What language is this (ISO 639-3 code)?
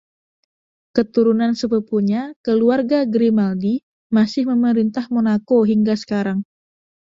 ind